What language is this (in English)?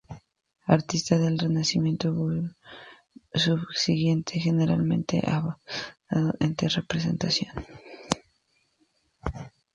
Spanish